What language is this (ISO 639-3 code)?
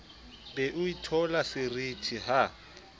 sot